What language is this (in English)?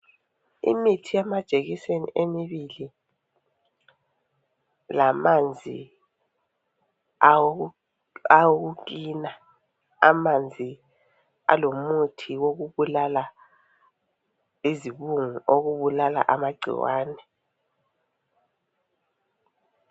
North Ndebele